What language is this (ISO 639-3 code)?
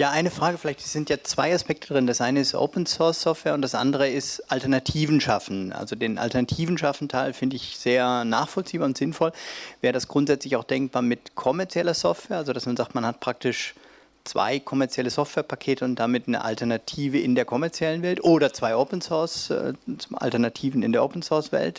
deu